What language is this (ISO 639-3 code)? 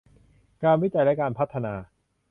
tha